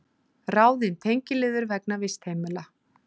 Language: Icelandic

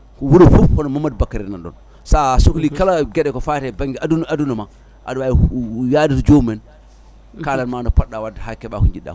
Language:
Fula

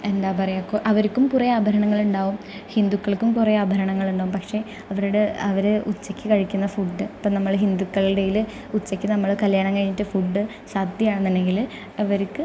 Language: Malayalam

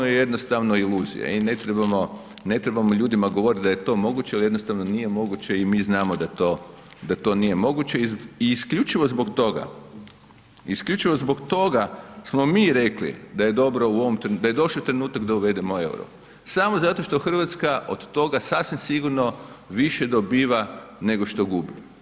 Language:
Croatian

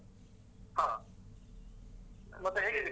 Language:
Kannada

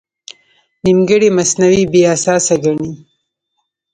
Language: Pashto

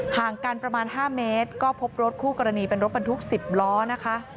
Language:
Thai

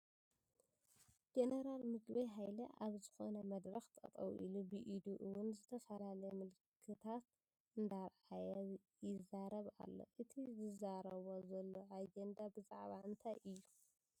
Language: Tigrinya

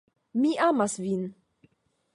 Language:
Esperanto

